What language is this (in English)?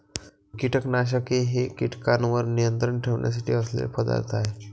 Marathi